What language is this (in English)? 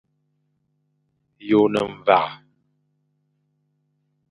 Fang